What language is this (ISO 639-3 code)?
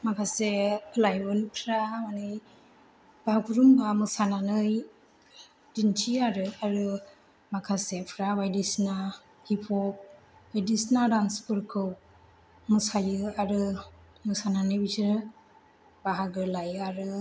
brx